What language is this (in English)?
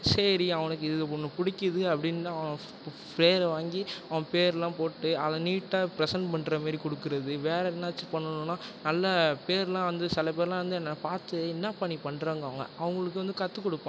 Tamil